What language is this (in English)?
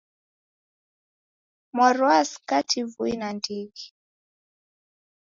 Taita